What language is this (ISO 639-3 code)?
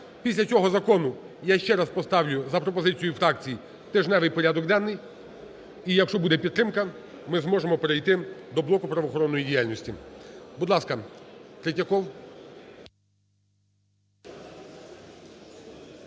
ukr